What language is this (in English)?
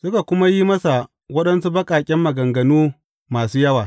Hausa